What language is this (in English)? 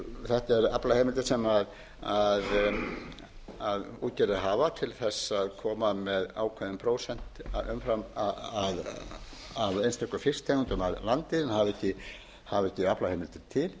Icelandic